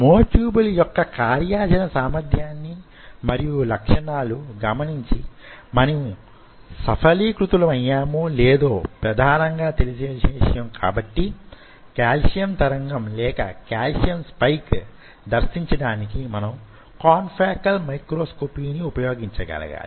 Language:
Telugu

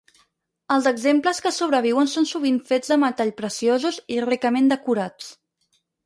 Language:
Catalan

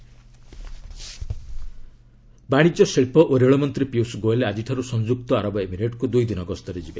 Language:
Odia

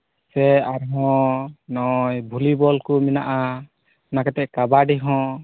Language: Santali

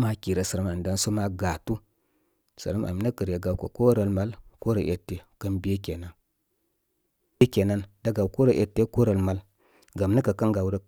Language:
Koma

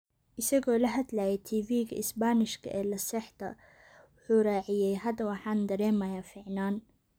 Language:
Somali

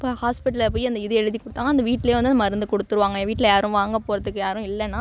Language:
Tamil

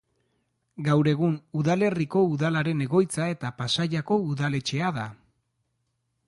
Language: Basque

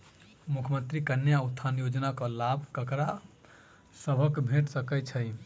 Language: Maithili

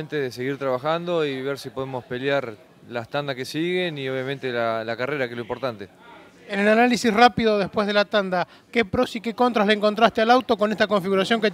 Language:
Spanish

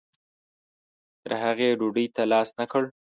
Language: Pashto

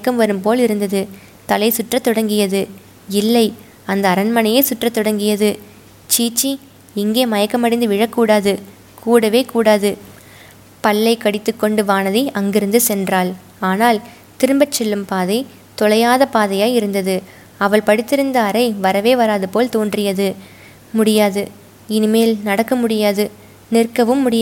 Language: Tamil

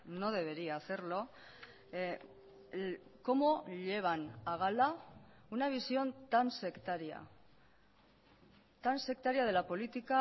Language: Spanish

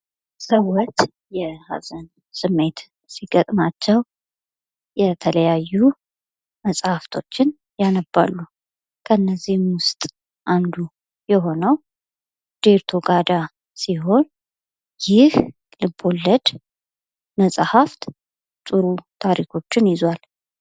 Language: Amharic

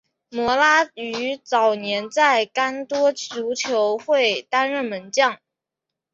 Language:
Chinese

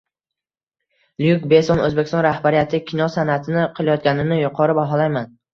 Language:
Uzbek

